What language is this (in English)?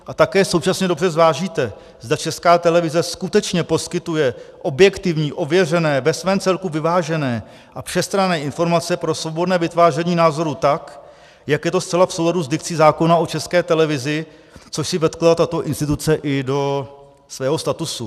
Czech